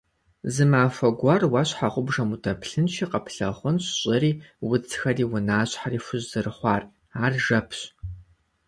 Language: Kabardian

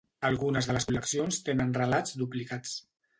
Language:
Catalan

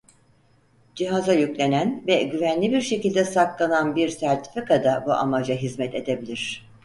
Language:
Turkish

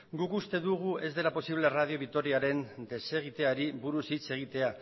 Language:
Basque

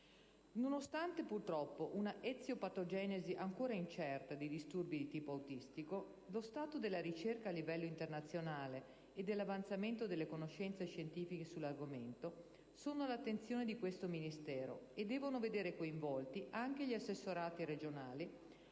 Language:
Italian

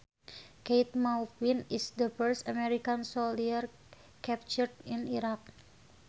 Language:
Sundanese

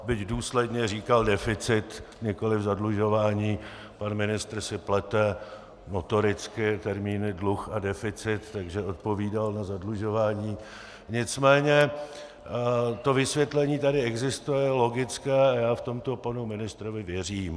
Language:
Czech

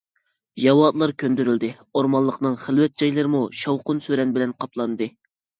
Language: Uyghur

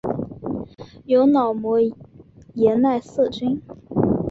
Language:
Chinese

